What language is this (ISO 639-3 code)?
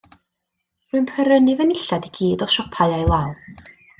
cym